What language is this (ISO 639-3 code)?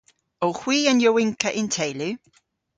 cor